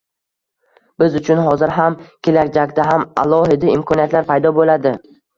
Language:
Uzbek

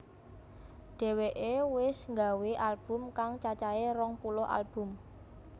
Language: Javanese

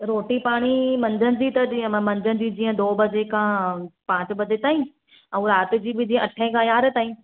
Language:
Sindhi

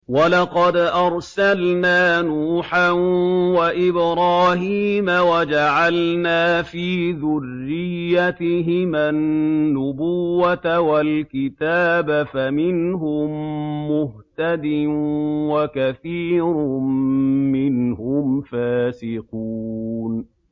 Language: Arabic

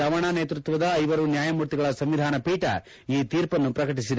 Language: Kannada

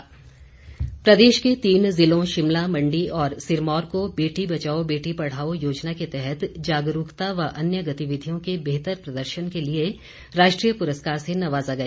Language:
Hindi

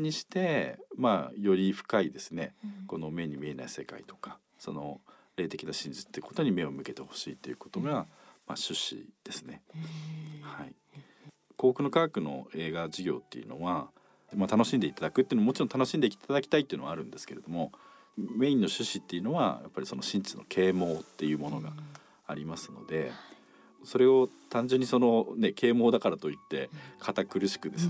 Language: Japanese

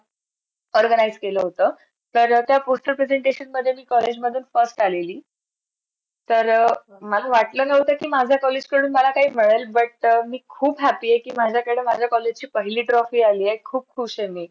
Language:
Marathi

